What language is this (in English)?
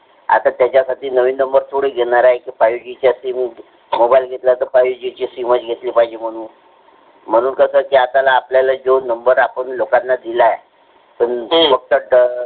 Marathi